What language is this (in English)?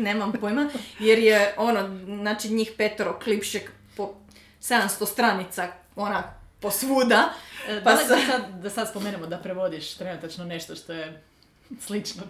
Croatian